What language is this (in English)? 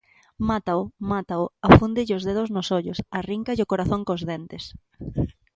Galician